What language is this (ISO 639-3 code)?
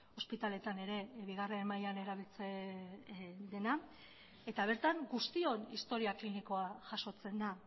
eus